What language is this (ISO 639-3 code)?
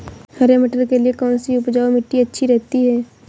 hin